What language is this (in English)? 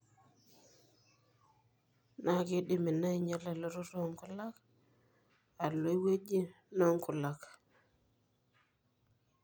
Masai